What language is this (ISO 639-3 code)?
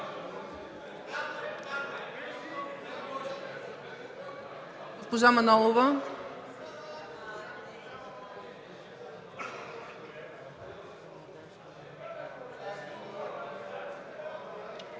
bul